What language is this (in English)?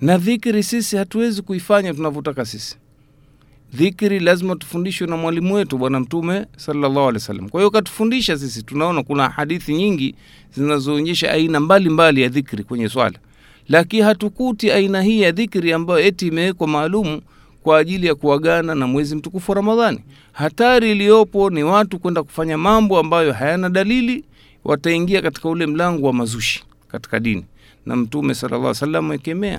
Swahili